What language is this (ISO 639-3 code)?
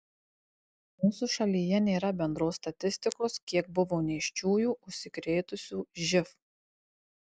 lit